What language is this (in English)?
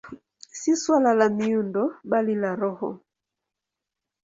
Swahili